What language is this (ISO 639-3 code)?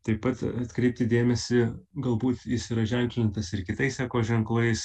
lit